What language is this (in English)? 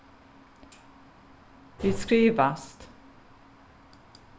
Faroese